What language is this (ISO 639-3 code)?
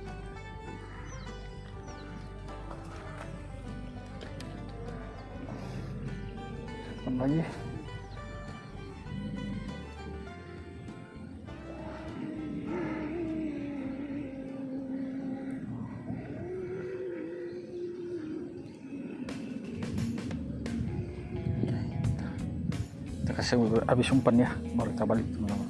ind